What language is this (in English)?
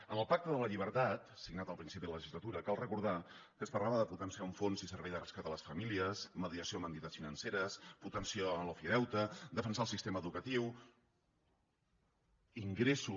Catalan